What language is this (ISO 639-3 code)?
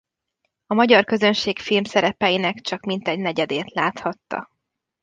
hun